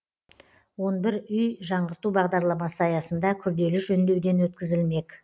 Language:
Kazakh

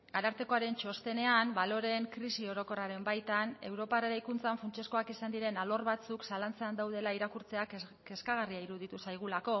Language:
Basque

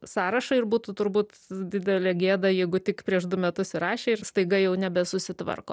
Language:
Lithuanian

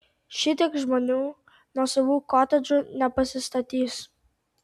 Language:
Lithuanian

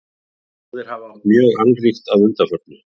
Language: Icelandic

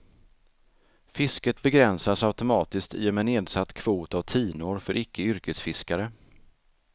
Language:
Swedish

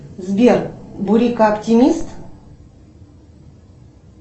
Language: Russian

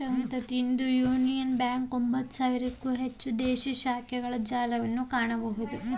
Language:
Kannada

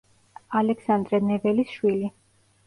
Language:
Georgian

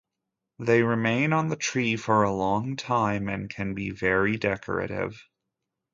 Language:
English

